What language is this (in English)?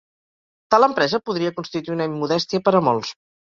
Catalan